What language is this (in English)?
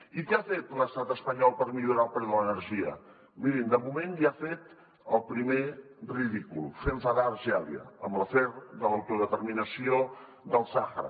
Catalan